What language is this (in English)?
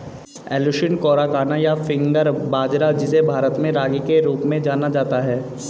Hindi